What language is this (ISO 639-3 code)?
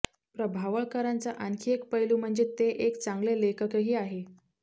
mar